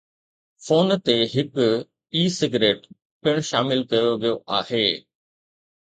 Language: Sindhi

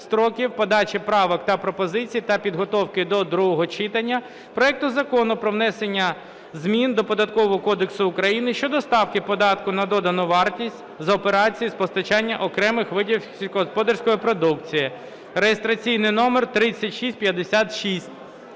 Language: Ukrainian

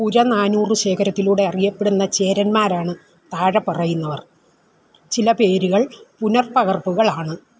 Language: Malayalam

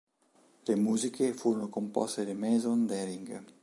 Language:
Italian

